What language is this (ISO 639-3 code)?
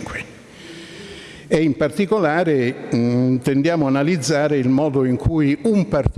ita